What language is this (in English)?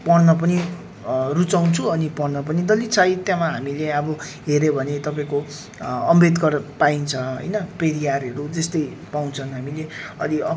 Nepali